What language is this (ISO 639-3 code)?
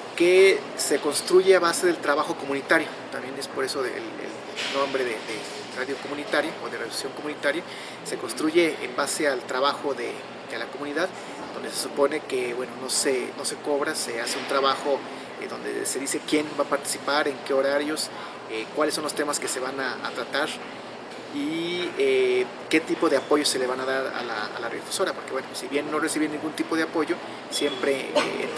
spa